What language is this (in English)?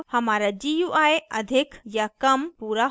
Hindi